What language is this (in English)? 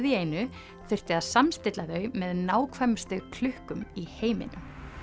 Icelandic